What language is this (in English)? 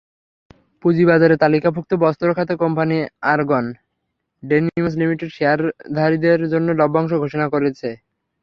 Bangla